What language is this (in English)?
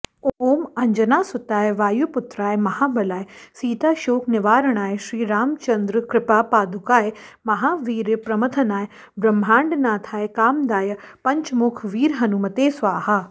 Sanskrit